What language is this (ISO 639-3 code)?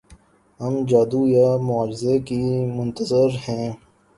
urd